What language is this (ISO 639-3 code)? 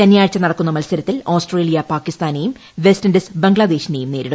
mal